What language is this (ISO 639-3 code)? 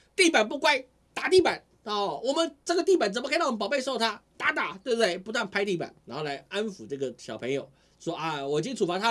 zho